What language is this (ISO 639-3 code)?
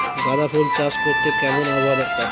ben